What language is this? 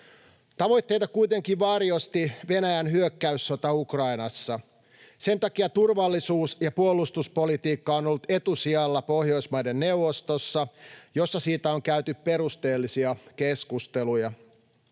Finnish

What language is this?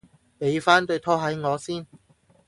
Cantonese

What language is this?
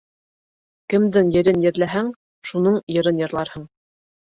Bashkir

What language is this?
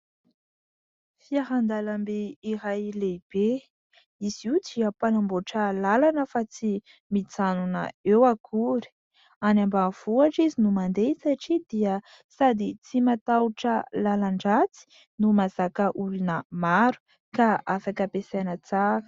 Malagasy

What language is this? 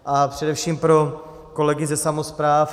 Czech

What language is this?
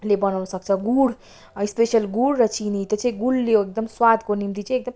Nepali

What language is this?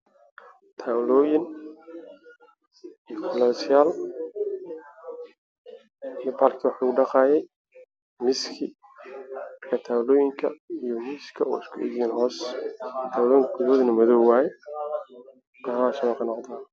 Somali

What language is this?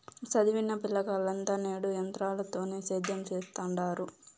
Telugu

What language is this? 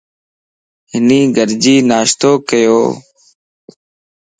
Lasi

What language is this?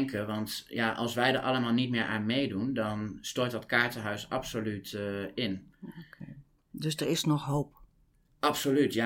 Dutch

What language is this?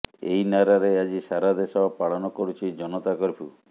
Odia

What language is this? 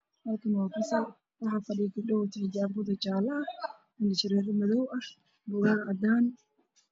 Somali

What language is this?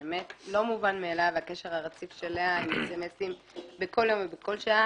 Hebrew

